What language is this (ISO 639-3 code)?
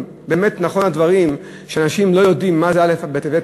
heb